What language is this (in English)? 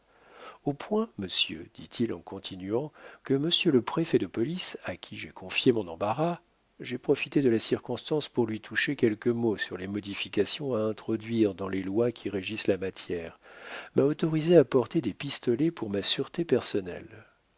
French